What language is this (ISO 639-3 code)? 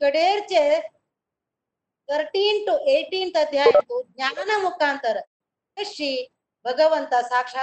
kan